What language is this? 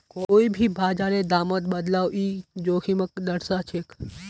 Magahi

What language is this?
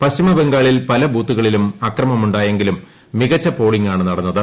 Malayalam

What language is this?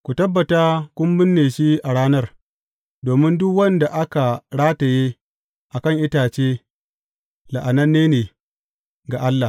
Hausa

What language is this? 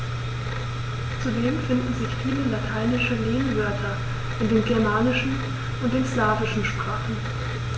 German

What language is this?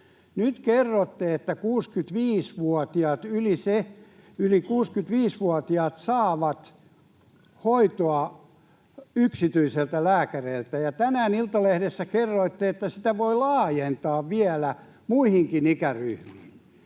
Finnish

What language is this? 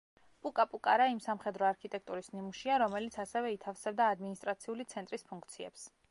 Georgian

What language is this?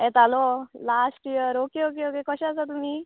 Konkani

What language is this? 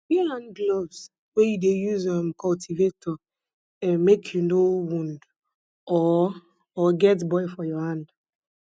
Nigerian Pidgin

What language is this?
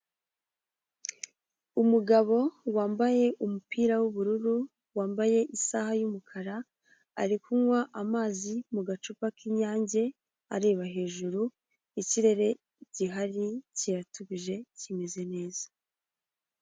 Kinyarwanda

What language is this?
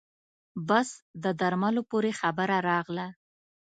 Pashto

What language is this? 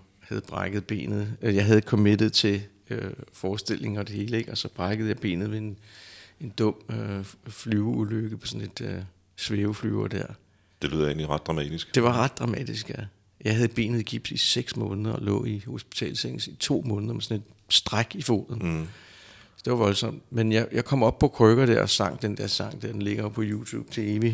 Danish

